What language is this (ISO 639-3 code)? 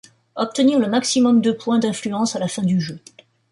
fra